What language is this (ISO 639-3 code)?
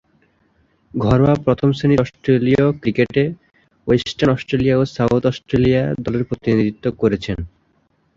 ben